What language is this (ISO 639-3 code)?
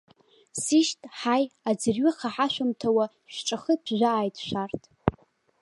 abk